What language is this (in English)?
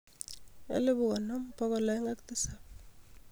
Kalenjin